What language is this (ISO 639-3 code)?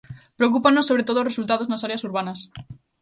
glg